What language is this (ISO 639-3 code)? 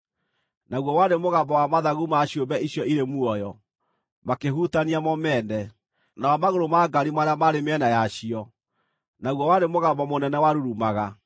kik